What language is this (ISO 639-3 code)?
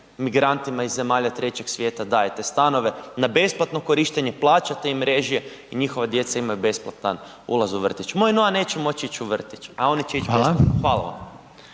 hrv